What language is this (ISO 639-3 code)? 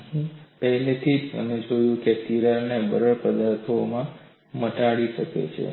guj